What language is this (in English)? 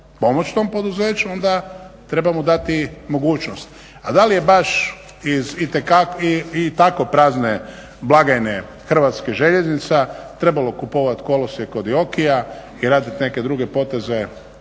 Croatian